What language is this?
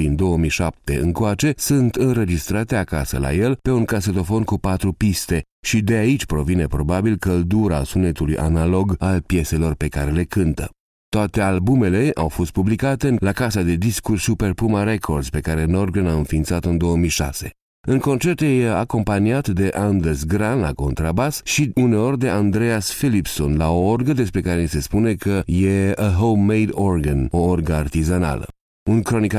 Romanian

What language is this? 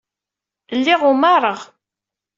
Kabyle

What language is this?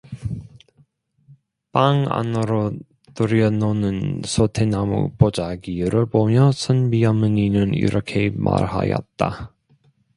Korean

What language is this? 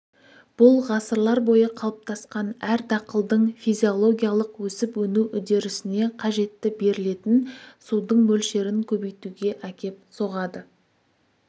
Kazakh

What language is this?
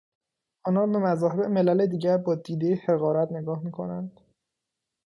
Persian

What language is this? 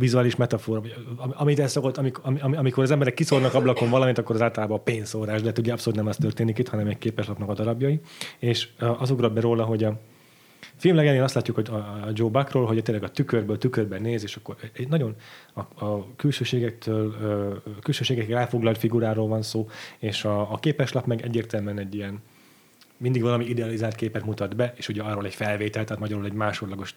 Hungarian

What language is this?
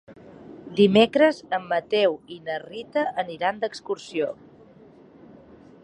Catalan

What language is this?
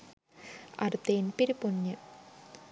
Sinhala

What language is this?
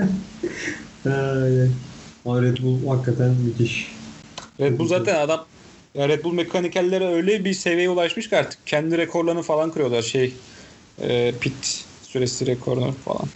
Turkish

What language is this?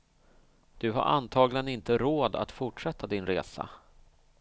Swedish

